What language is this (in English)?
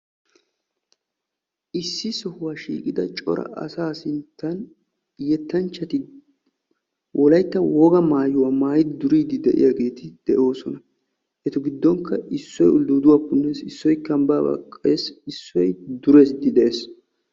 Wolaytta